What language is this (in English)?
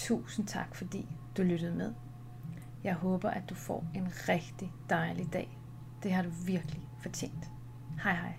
Danish